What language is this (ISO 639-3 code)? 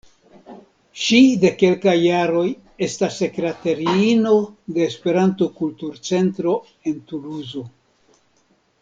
epo